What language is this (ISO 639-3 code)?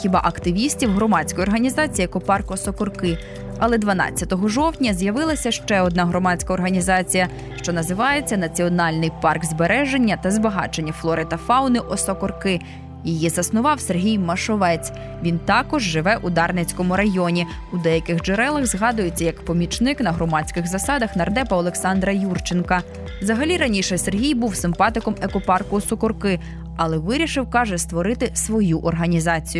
ukr